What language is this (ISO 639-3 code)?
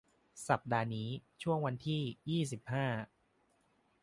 tha